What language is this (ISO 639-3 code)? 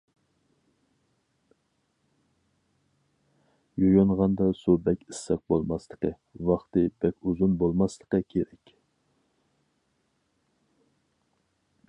uig